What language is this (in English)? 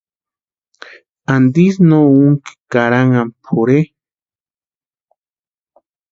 Western Highland Purepecha